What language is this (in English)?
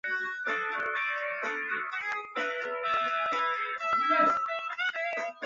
Chinese